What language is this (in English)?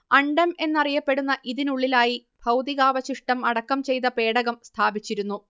Malayalam